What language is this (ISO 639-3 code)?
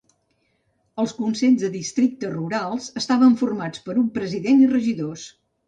cat